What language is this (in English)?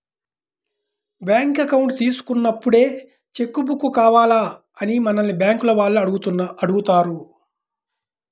Telugu